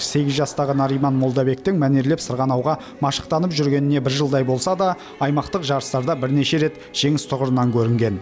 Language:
Kazakh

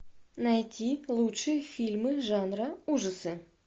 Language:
Russian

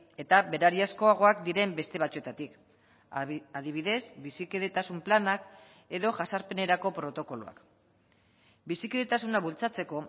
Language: Basque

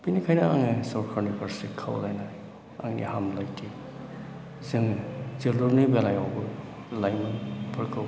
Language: Bodo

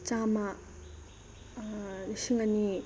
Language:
Manipuri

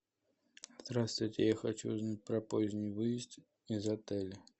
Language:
Russian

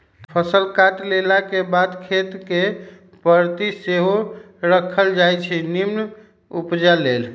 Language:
Magahi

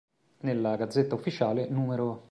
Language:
Italian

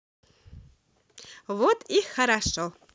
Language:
Russian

